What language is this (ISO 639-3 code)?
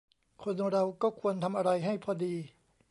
tha